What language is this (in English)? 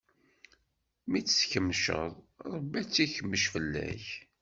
Kabyle